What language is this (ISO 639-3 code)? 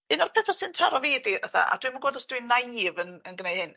cym